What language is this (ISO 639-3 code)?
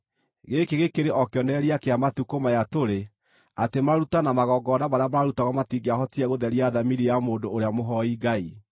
kik